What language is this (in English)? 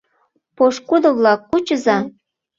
Mari